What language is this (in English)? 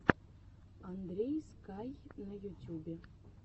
Russian